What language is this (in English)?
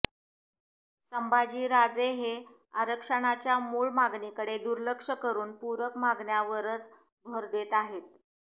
Marathi